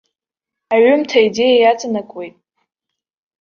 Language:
Abkhazian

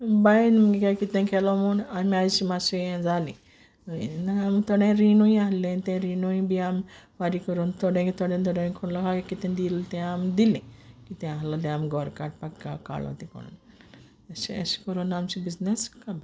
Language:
Konkani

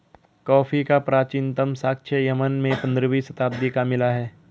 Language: Hindi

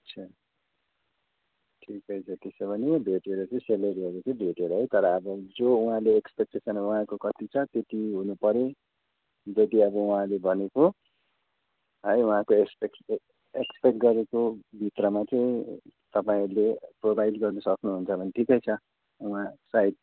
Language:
Nepali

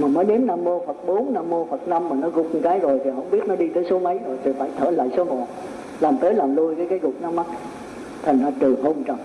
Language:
Vietnamese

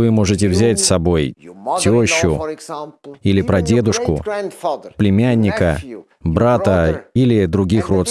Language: Russian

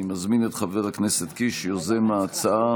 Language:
Hebrew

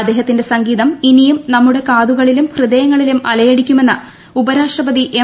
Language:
Malayalam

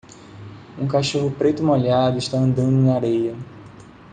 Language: Portuguese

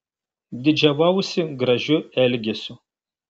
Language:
Lithuanian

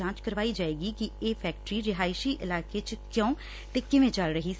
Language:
Punjabi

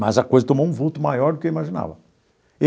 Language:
Portuguese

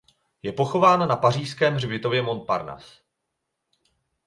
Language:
Czech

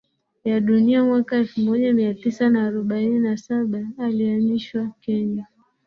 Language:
Swahili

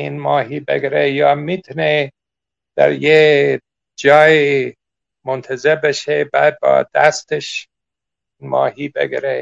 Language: Persian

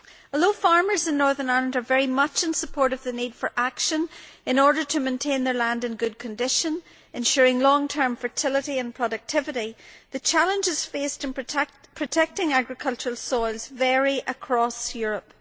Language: English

